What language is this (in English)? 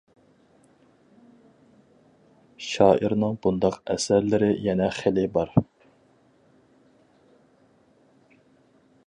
Uyghur